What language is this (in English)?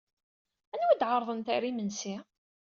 Kabyle